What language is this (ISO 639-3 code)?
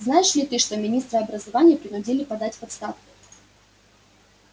rus